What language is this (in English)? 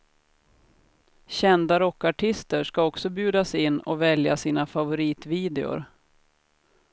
Swedish